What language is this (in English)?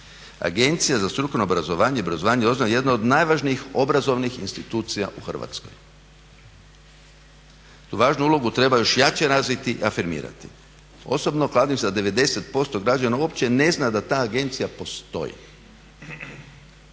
Croatian